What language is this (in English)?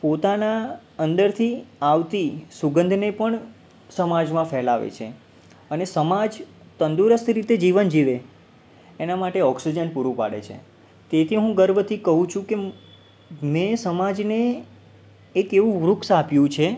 Gujarati